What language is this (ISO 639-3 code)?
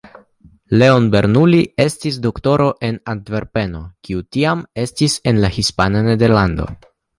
epo